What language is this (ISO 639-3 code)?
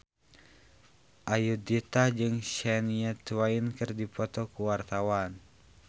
sun